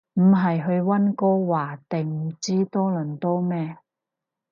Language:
Cantonese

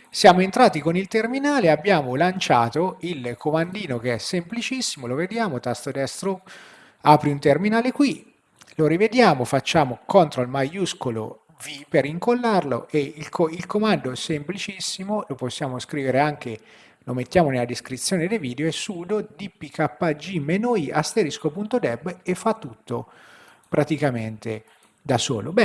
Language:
Italian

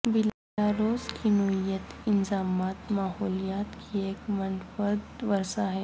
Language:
Urdu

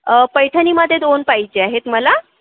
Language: Marathi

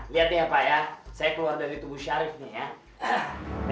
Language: Indonesian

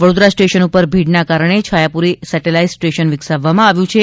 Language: Gujarati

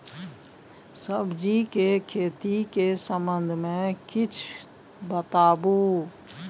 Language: Maithili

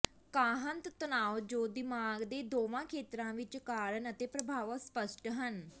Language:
Punjabi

